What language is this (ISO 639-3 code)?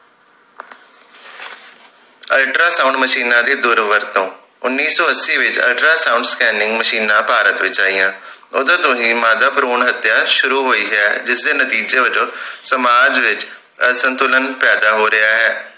pan